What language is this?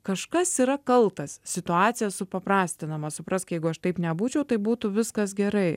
Lithuanian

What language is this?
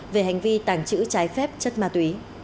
Vietnamese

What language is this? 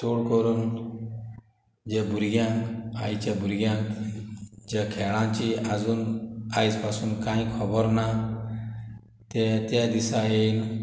Konkani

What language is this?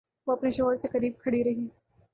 Urdu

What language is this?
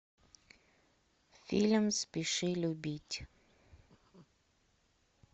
Russian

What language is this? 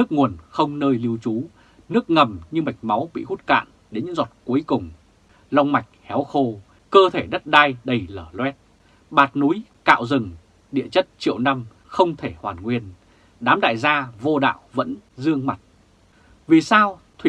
Vietnamese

